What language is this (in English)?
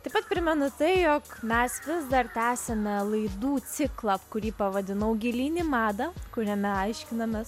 Lithuanian